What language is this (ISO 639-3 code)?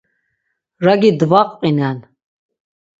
lzz